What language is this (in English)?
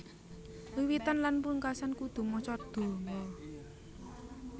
Javanese